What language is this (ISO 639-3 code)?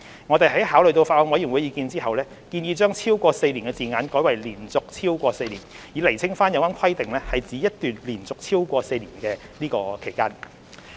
yue